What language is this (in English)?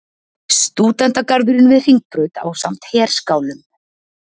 Icelandic